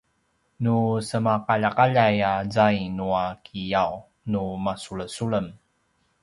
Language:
Paiwan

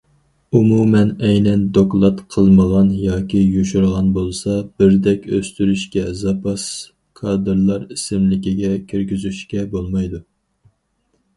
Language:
Uyghur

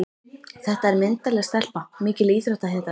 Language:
Icelandic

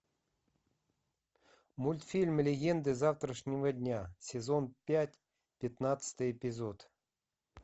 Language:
Russian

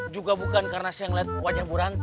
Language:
Indonesian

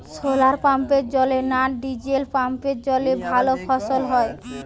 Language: Bangla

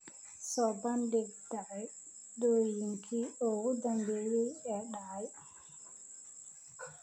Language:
Somali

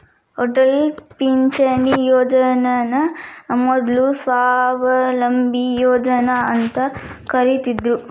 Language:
Kannada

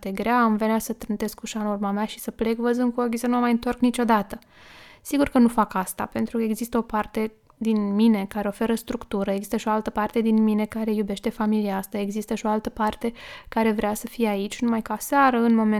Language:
Romanian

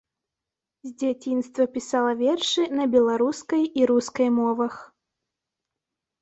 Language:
Belarusian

